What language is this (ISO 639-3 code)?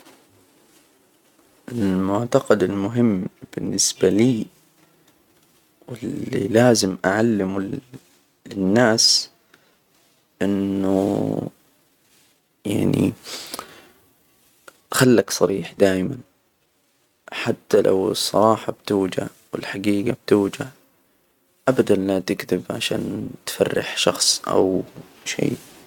acw